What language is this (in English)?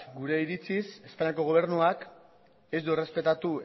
Basque